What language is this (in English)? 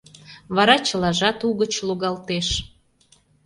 Mari